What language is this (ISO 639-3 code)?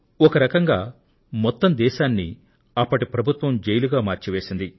tel